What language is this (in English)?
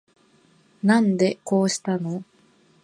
Japanese